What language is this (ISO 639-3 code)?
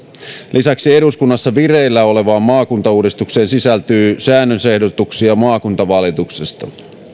fin